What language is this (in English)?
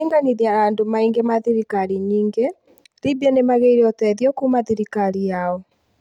Kikuyu